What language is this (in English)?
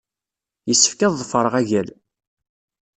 Kabyle